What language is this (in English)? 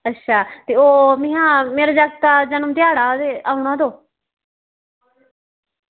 Dogri